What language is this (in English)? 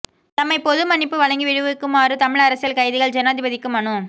Tamil